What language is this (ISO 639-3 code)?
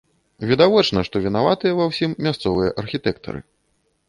bel